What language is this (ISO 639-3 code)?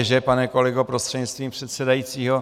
ces